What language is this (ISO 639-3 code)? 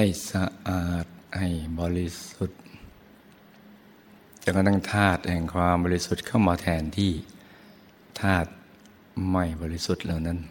tha